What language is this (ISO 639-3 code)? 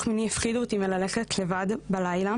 heb